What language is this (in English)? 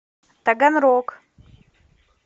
Russian